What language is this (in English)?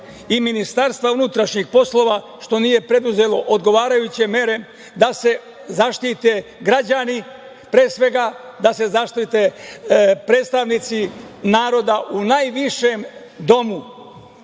Serbian